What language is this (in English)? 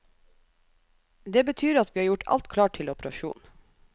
Norwegian